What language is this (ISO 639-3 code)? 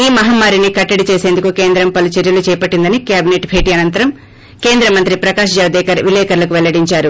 tel